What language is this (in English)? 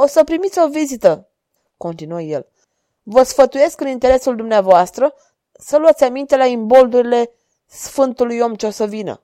Romanian